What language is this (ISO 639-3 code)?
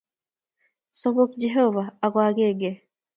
kln